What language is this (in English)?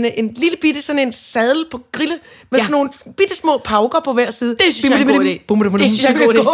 Danish